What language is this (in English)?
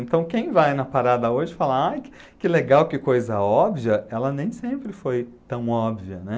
Portuguese